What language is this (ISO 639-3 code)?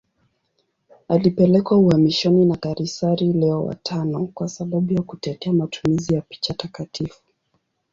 swa